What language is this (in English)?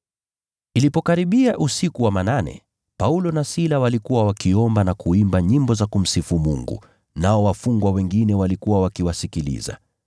Swahili